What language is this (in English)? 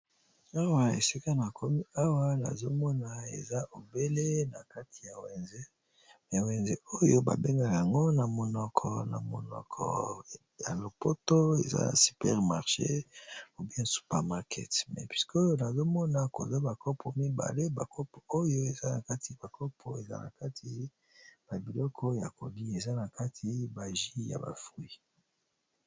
Lingala